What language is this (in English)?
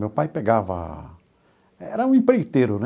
Portuguese